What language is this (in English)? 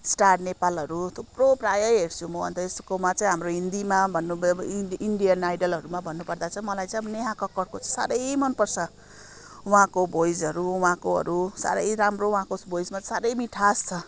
Nepali